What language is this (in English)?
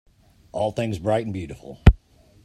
English